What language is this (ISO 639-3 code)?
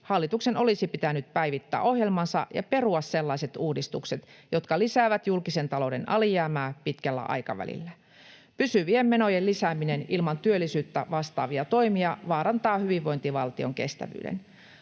fin